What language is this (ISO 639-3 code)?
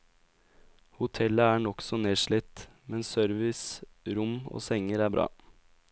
nor